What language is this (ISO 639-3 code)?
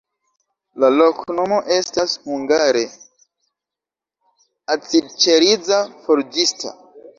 epo